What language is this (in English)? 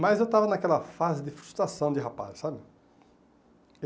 Portuguese